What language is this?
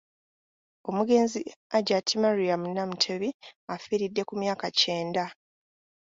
Ganda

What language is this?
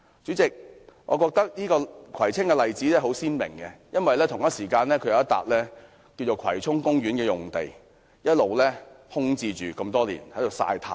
Cantonese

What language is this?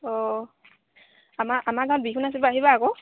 Assamese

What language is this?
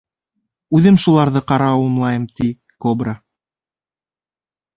Bashkir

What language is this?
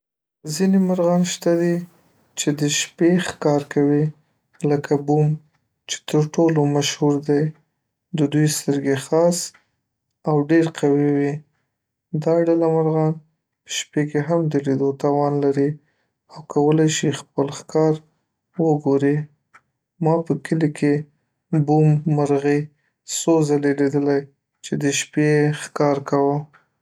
Pashto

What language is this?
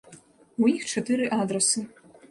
Belarusian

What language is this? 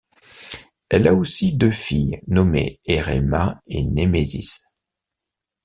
French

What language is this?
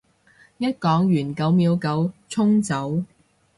Cantonese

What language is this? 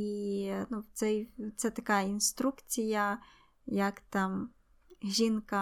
Ukrainian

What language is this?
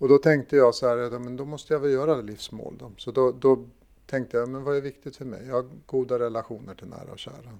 Swedish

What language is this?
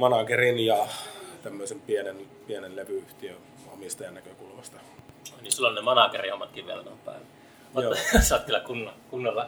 Finnish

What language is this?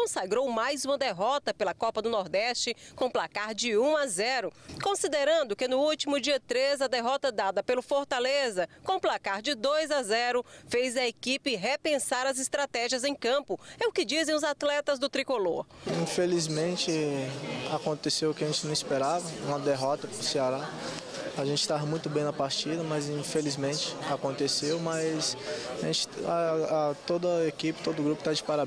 Portuguese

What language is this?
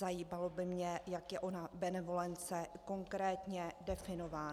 Czech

